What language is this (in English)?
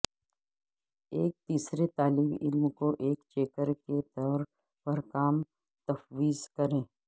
Urdu